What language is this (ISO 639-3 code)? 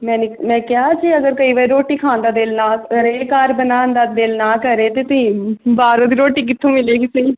pan